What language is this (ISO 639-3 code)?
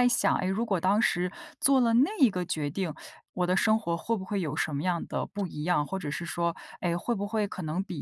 zho